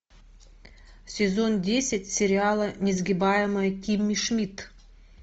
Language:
Russian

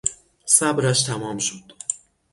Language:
Persian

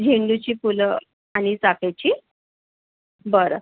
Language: Marathi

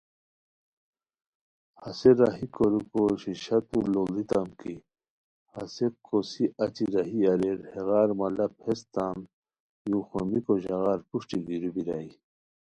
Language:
Khowar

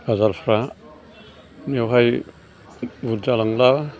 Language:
Bodo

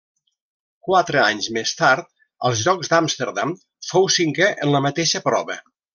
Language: Catalan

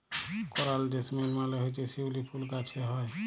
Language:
Bangla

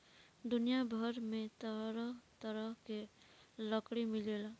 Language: Bhojpuri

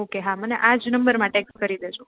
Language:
Gujarati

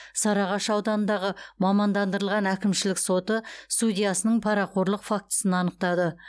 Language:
Kazakh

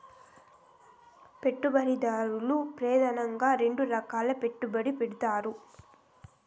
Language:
Telugu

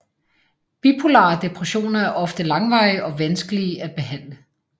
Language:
Danish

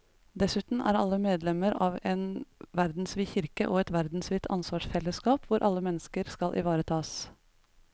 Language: Norwegian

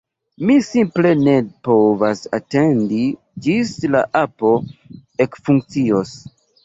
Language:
Esperanto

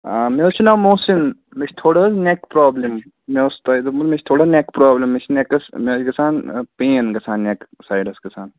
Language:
Kashmiri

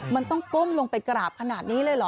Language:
Thai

